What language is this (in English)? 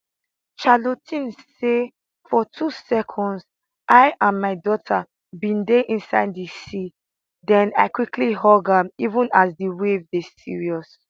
Nigerian Pidgin